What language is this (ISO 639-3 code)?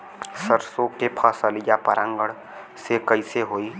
bho